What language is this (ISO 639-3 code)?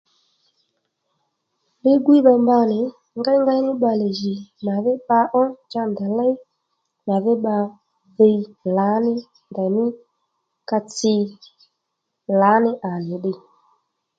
led